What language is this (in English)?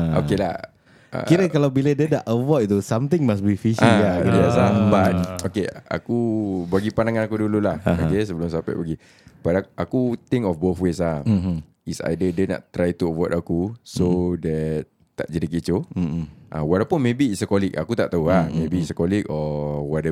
Malay